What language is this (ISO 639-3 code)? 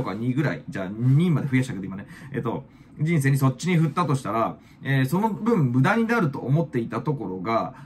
jpn